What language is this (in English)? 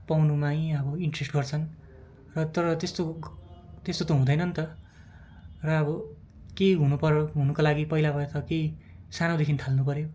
Nepali